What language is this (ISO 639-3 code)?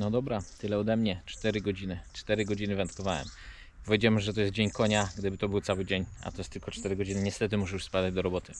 pol